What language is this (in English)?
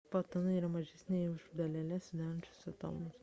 Lithuanian